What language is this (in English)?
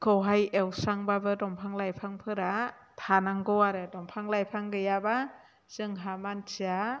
Bodo